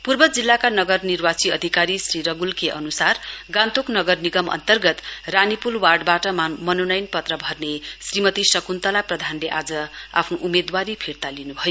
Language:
Nepali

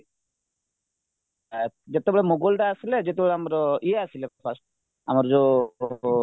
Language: Odia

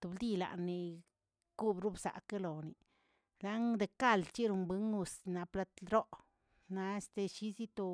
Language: Tilquiapan Zapotec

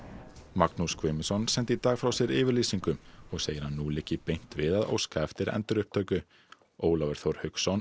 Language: Icelandic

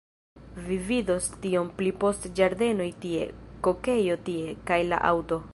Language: Esperanto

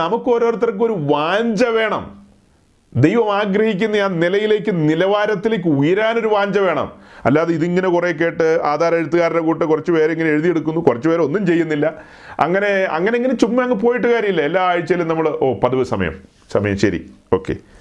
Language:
Malayalam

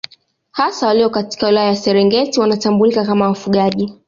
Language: Swahili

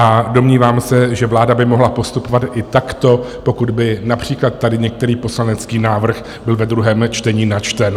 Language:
Czech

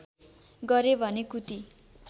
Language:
Nepali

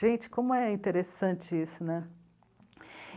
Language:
Portuguese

